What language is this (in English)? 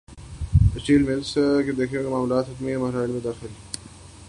Urdu